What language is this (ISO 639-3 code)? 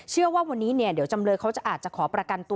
tha